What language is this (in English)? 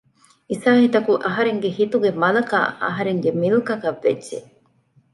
Divehi